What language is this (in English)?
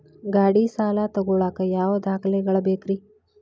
Kannada